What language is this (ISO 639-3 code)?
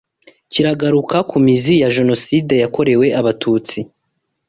kin